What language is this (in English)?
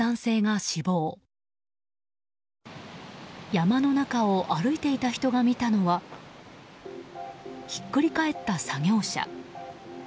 Japanese